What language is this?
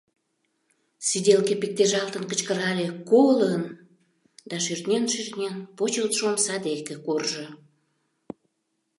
Mari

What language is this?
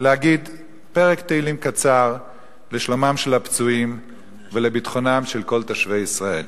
Hebrew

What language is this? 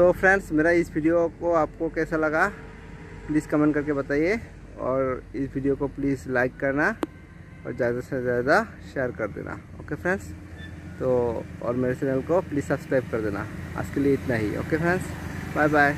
Hindi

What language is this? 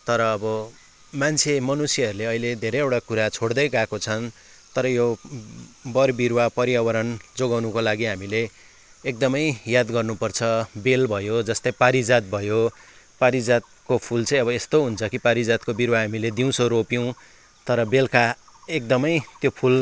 Nepali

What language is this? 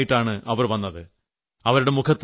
Malayalam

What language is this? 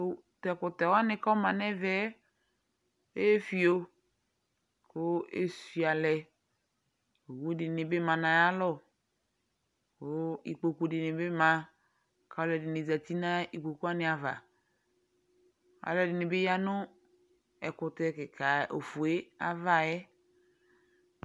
Ikposo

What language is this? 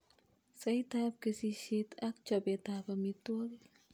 Kalenjin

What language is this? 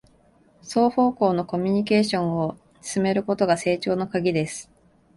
Japanese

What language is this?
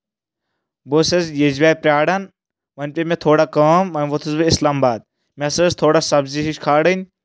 Kashmiri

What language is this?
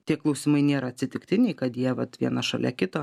Lithuanian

